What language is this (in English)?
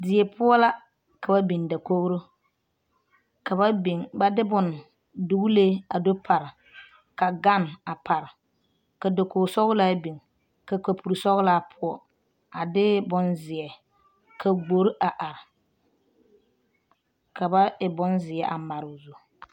Southern Dagaare